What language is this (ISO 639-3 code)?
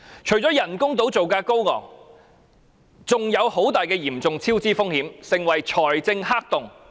yue